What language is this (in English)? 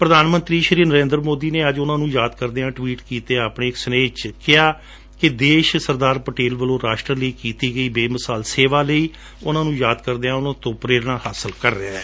Punjabi